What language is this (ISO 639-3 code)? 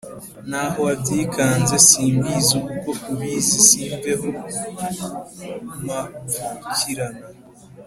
kin